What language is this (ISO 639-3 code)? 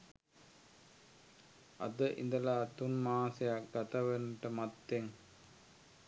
sin